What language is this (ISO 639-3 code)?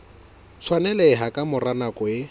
sot